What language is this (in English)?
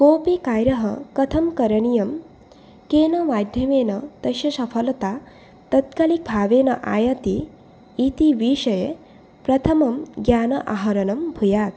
Sanskrit